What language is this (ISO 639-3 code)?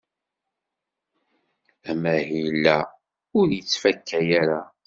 kab